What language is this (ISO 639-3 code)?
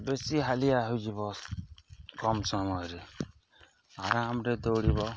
ori